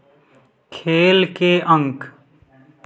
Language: Hindi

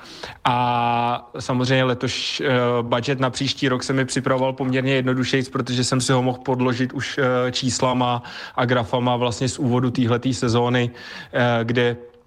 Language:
Czech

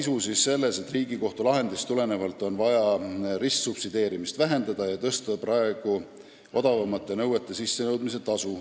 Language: Estonian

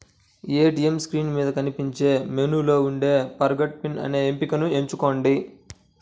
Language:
Telugu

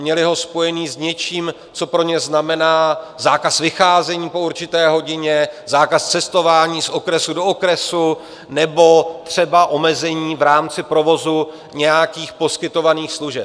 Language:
Czech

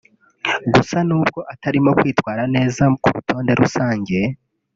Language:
Kinyarwanda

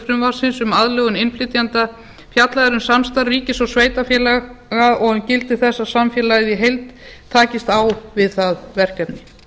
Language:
Icelandic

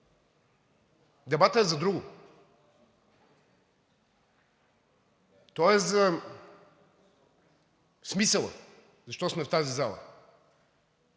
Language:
Bulgarian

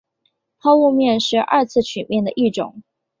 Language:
Chinese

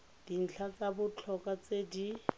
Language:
Tswana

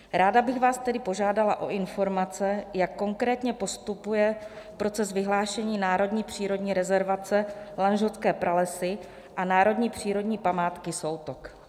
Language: Czech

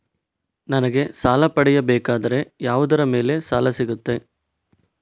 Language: Kannada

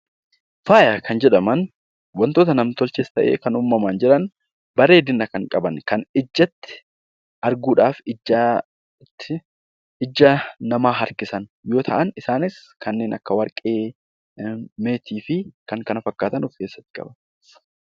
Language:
Oromo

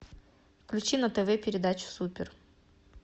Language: Russian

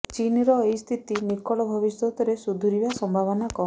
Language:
Odia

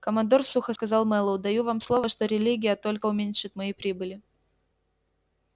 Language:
Russian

